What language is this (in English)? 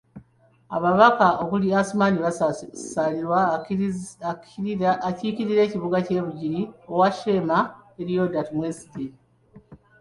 Ganda